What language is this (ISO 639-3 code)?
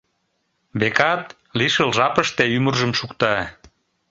chm